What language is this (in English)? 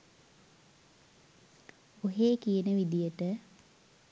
Sinhala